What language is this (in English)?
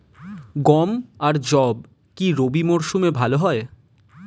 Bangla